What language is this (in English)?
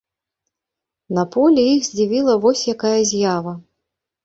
Belarusian